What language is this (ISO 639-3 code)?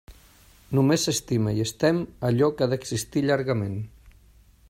cat